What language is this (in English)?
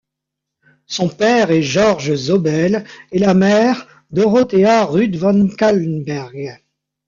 French